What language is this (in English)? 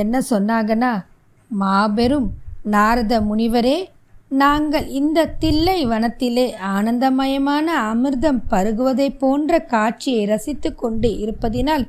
Tamil